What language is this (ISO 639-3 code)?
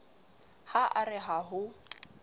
sot